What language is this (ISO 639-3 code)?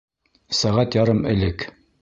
bak